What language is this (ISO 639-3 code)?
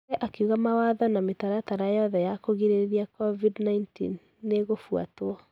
kik